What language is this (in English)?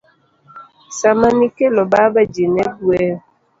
Luo (Kenya and Tanzania)